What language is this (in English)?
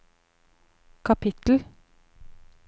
Norwegian